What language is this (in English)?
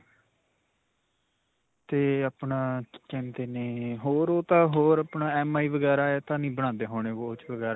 Punjabi